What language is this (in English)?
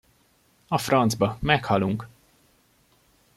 Hungarian